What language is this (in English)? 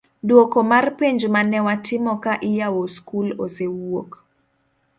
Luo (Kenya and Tanzania)